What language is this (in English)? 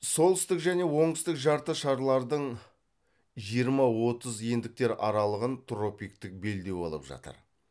Kazakh